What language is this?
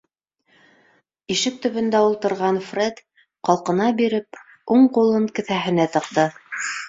Bashkir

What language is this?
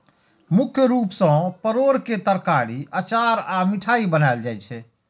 Maithili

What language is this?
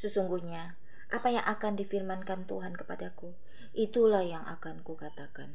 Indonesian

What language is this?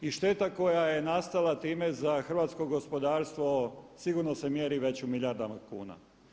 Croatian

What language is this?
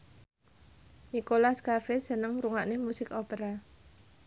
Javanese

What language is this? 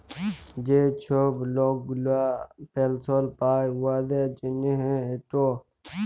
Bangla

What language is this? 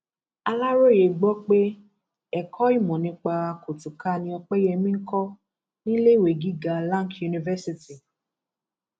Yoruba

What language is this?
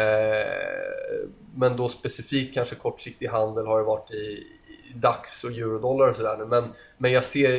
Swedish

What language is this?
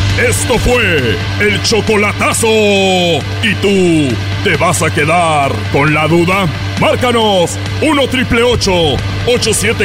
Spanish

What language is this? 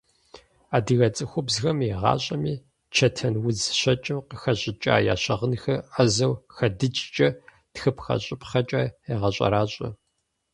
Kabardian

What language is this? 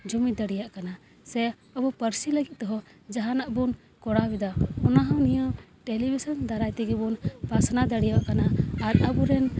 Santali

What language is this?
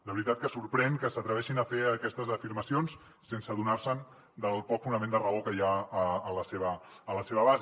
Catalan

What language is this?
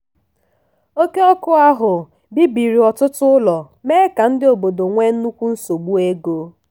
Igbo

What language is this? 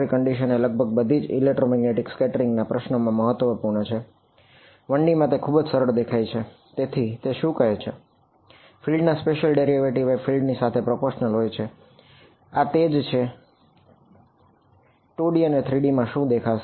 Gujarati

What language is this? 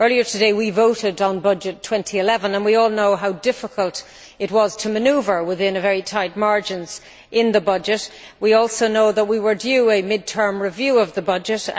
English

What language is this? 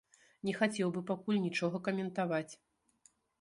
Belarusian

